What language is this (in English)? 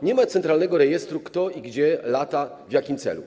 Polish